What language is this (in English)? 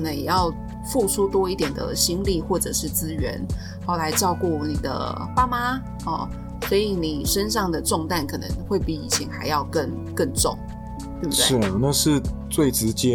Chinese